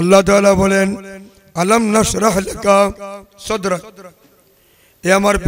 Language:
Turkish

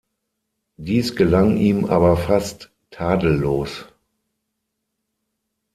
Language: German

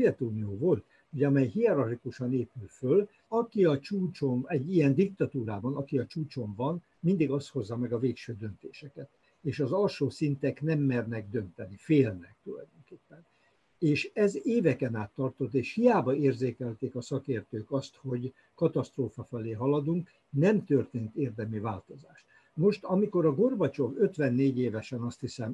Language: Hungarian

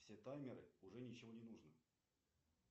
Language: Russian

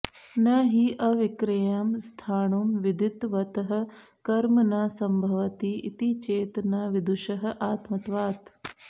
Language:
Sanskrit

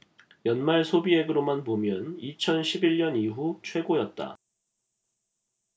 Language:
Korean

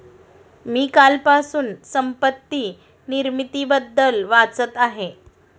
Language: Marathi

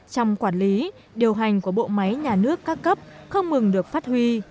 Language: Vietnamese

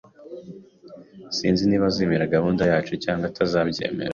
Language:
Kinyarwanda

